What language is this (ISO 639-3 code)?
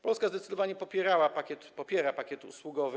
pol